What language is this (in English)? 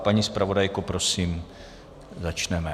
Czech